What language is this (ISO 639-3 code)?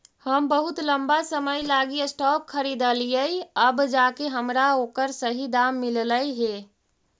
mag